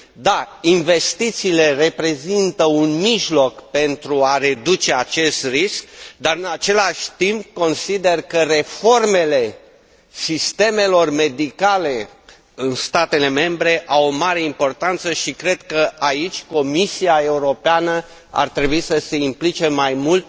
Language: Romanian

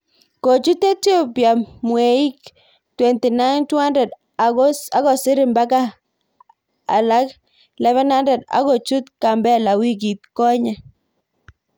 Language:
Kalenjin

